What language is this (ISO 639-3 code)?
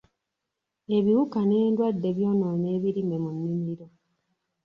lug